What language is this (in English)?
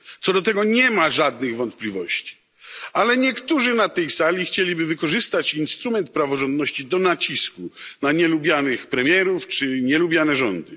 Polish